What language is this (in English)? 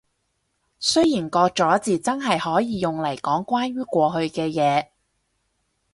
Cantonese